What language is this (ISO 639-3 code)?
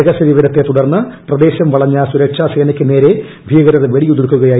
mal